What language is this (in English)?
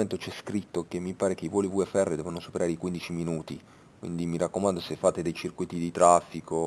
Italian